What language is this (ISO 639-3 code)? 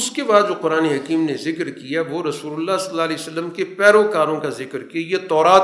urd